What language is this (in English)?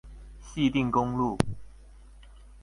Chinese